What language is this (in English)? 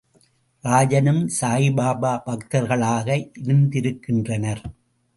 Tamil